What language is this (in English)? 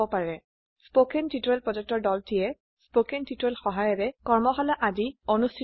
Assamese